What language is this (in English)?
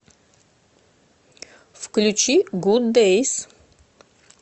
Russian